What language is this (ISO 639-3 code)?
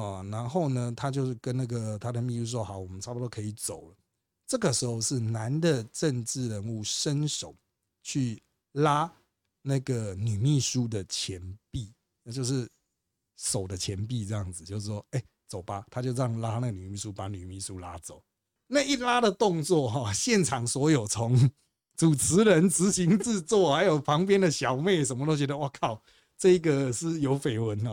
zho